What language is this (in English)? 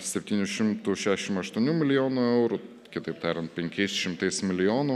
Lithuanian